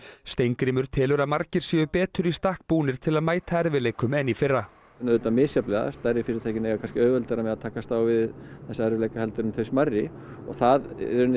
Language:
Icelandic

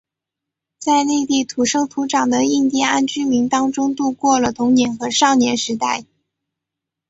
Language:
Chinese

